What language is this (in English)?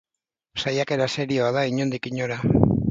Basque